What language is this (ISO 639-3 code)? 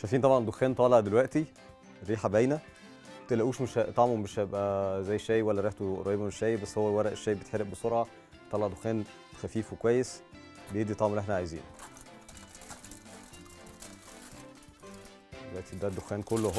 ara